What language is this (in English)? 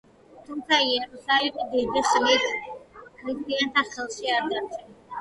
Georgian